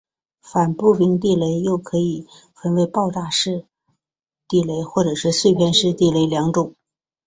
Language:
Chinese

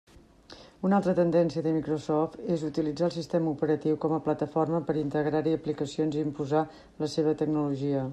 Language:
Catalan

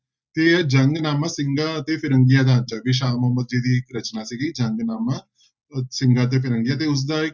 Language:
Punjabi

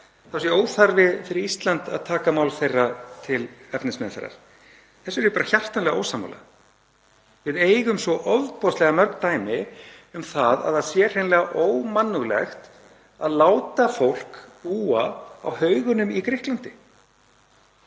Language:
Icelandic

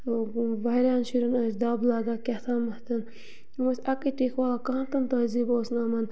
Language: Kashmiri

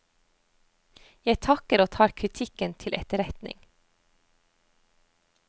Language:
Norwegian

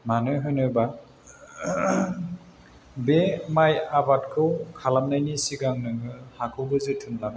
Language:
Bodo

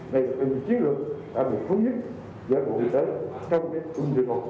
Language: Vietnamese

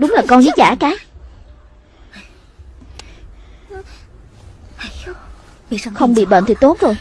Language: Vietnamese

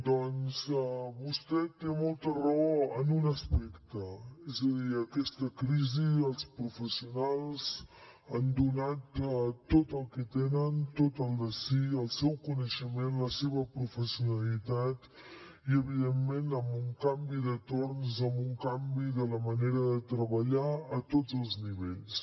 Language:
Catalan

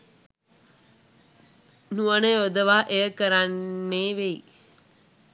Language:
Sinhala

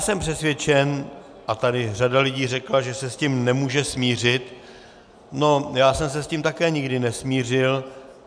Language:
Czech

